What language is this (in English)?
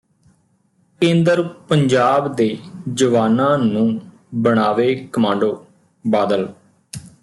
Punjabi